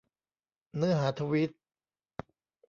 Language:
Thai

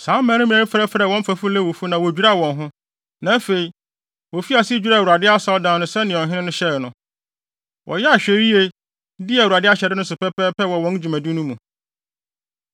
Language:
Akan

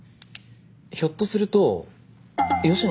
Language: Japanese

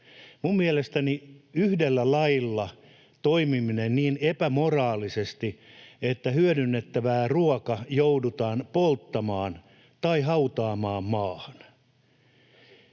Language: Finnish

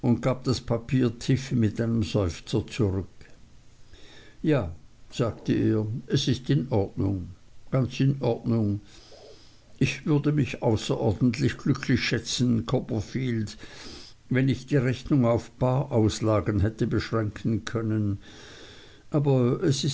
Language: German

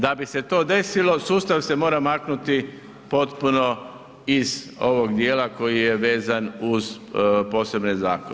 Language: Croatian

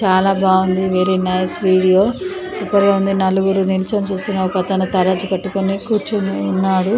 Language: Telugu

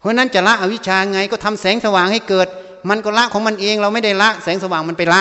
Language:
Thai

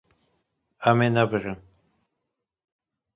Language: Kurdish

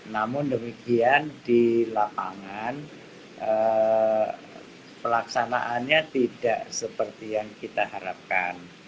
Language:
Indonesian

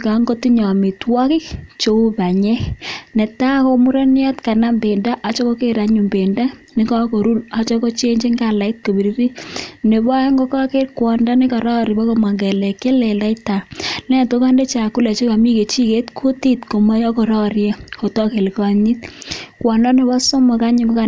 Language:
Kalenjin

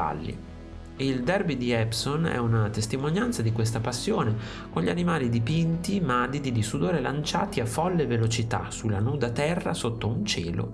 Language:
Italian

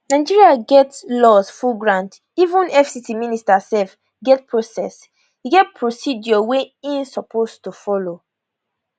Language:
Nigerian Pidgin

